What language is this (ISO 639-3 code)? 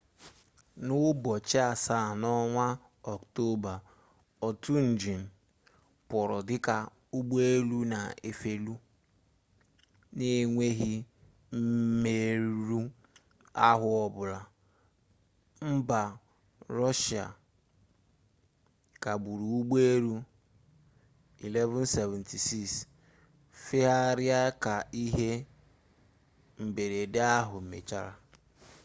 ibo